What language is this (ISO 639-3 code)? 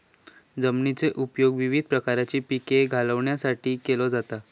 mar